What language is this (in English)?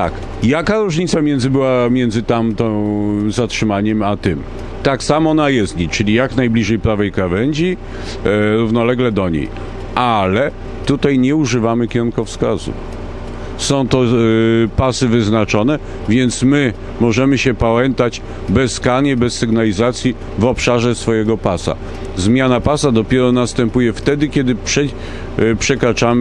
Polish